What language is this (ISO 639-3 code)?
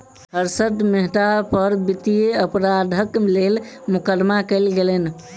mai